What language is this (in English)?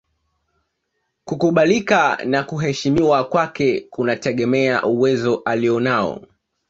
Swahili